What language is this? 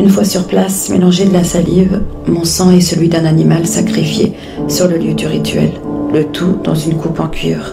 French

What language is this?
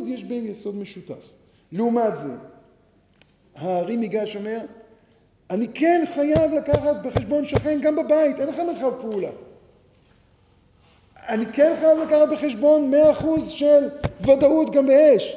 Hebrew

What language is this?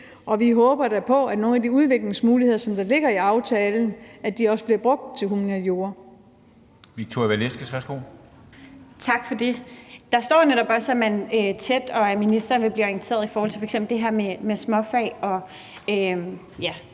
Danish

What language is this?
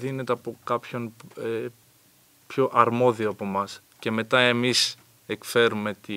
Greek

